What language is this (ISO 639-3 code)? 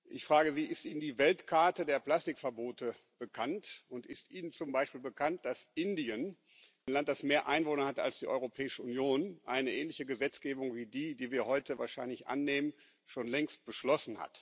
deu